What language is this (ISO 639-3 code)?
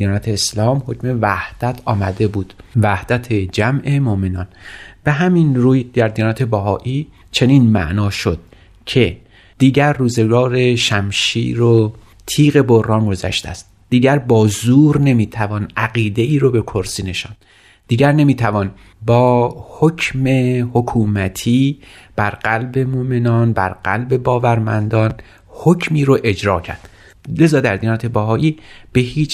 fas